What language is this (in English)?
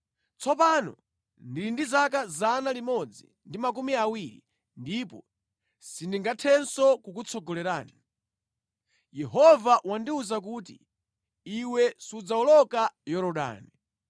Nyanja